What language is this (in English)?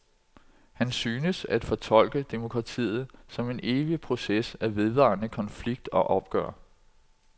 Danish